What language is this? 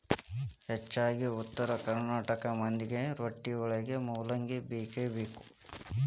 Kannada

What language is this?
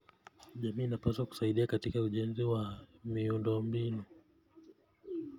Kalenjin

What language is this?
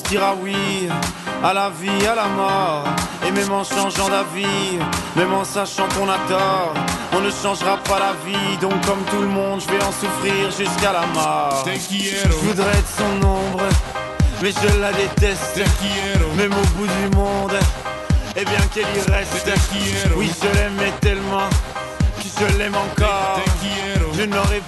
Persian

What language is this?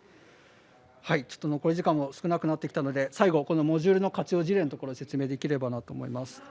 Japanese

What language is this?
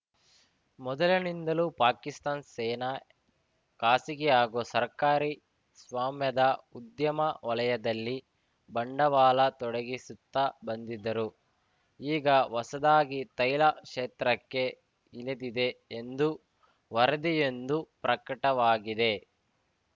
Kannada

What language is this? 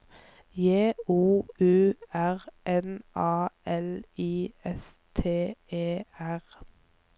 Norwegian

